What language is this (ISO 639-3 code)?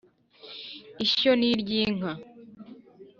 kin